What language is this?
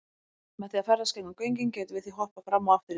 Icelandic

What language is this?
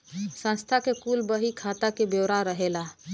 Bhojpuri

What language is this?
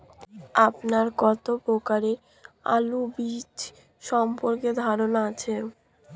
Bangla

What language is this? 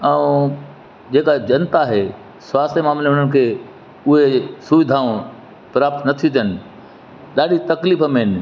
Sindhi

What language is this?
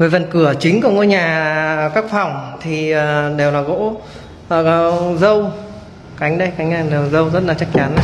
Vietnamese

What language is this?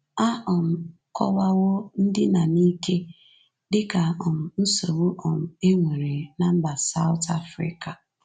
Igbo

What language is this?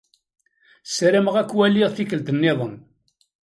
Kabyle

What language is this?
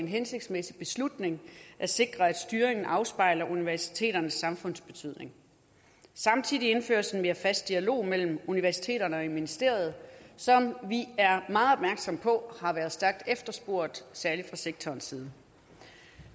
Danish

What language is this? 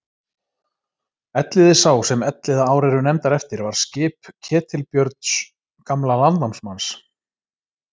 Icelandic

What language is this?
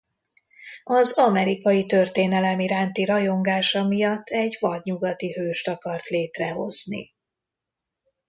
Hungarian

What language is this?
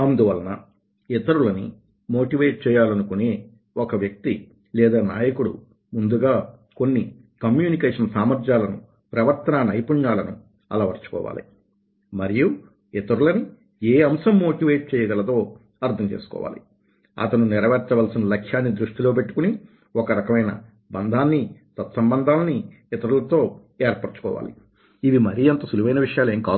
Telugu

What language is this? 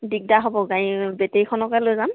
Assamese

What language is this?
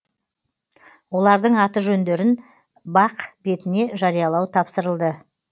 Kazakh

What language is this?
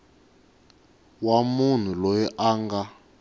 Tsonga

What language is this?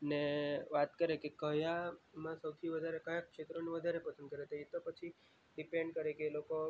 Gujarati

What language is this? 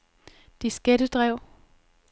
Danish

